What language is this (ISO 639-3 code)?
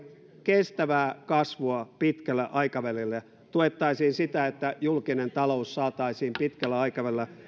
fin